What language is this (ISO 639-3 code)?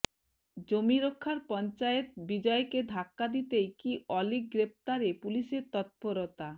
ben